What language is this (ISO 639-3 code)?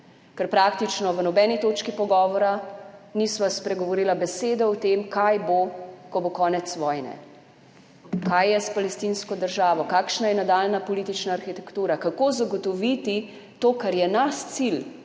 slv